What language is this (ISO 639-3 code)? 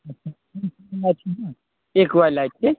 mai